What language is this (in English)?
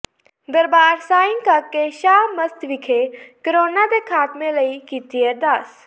Punjabi